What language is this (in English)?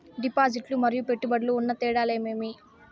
Telugu